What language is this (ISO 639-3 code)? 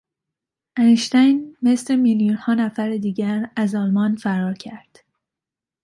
fas